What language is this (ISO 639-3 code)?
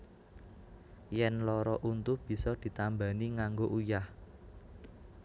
jav